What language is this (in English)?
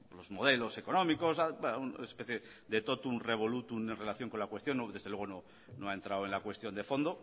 Spanish